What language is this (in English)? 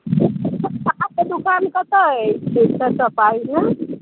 Maithili